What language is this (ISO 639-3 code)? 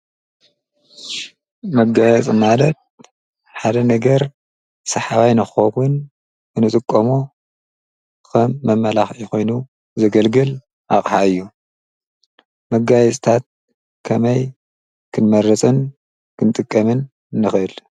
tir